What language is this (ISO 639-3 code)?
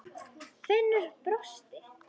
isl